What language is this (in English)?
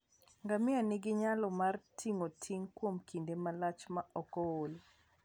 Luo (Kenya and Tanzania)